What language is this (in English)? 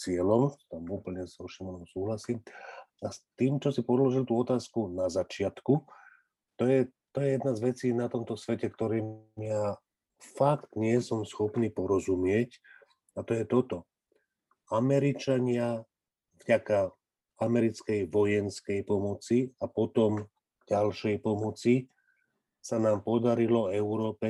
Slovak